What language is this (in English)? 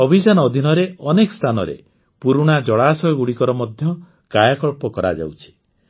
Odia